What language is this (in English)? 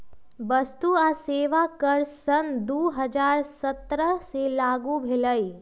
Magahi